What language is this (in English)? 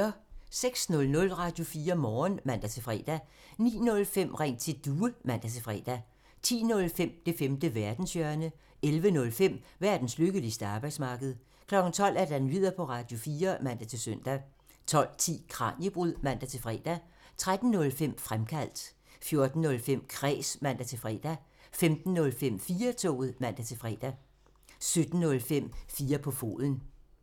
Danish